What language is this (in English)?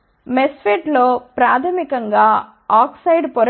Telugu